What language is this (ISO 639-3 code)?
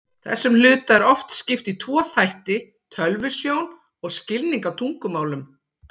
isl